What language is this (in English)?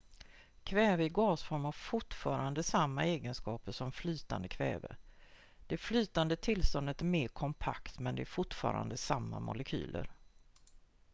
Swedish